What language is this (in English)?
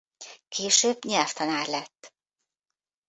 Hungarian